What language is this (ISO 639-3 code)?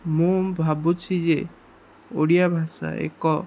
ori